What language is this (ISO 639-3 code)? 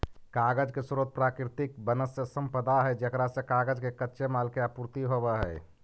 mag